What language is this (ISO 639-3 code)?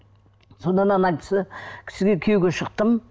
kaz